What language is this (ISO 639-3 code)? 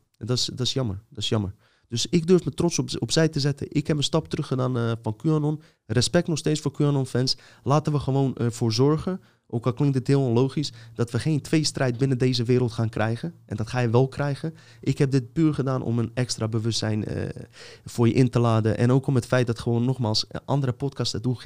nld